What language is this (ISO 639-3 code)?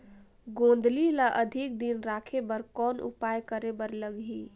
hne